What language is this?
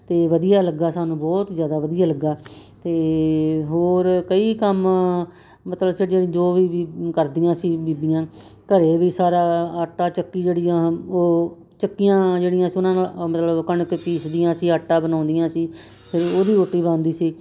Punjabi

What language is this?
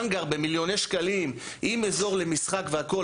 Hebrew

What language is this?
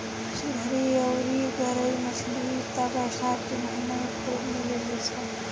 Bhojpuri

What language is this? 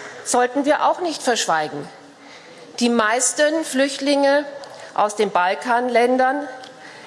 German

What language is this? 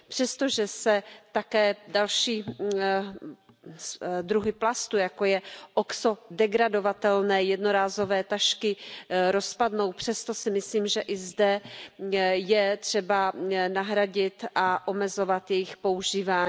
Czech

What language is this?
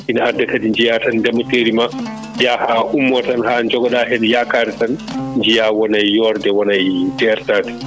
Fula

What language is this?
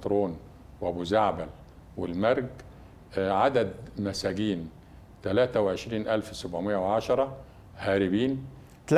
Arabic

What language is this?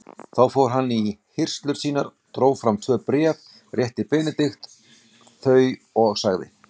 Icelandic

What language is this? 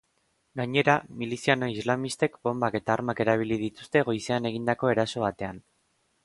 Basque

